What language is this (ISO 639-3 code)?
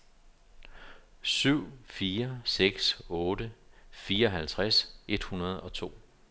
dan